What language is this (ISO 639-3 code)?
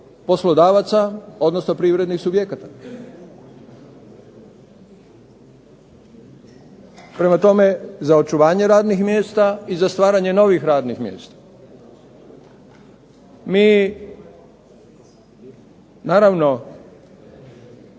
hrv